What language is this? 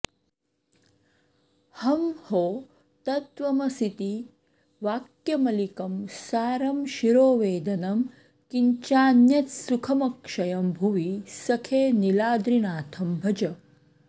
Sanskrit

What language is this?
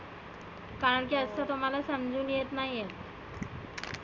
Marathi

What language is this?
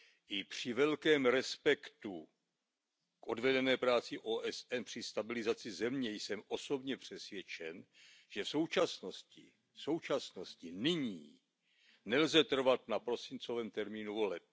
Czech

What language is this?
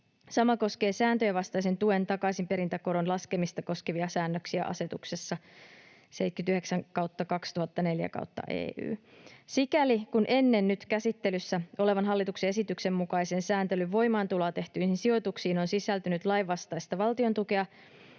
Finnish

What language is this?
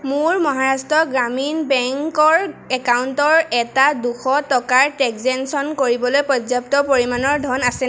Assamese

